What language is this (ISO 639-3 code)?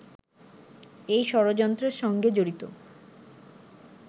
ben